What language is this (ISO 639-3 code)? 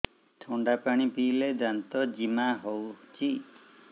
ori